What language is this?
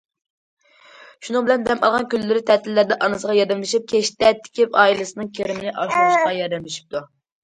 Uyghur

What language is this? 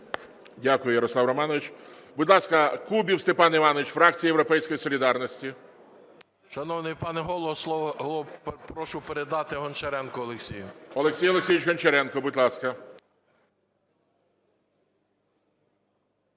Ukrainian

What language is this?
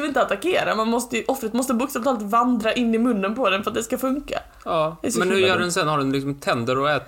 Swedish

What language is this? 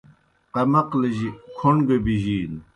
Kohistani Shina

